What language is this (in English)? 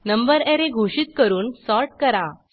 Marathi